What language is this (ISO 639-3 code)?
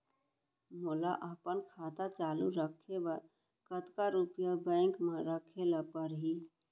hne